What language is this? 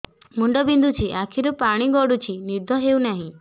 Odia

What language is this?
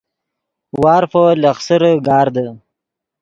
Yidgha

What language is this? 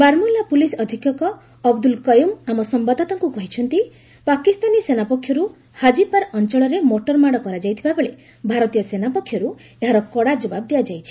Odia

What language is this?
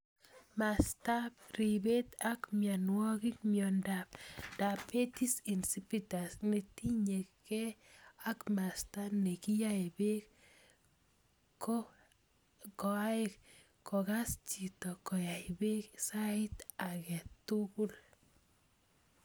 Kalenjin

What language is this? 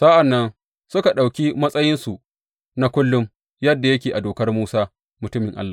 Hausa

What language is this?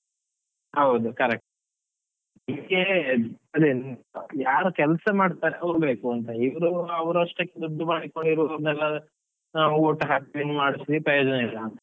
Kannada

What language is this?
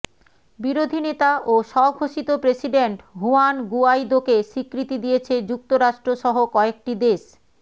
Bangla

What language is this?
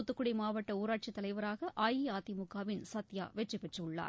Tamil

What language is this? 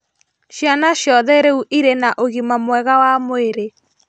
Kikuyu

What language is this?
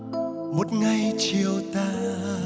Vietnamese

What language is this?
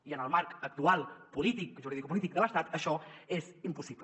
Catalan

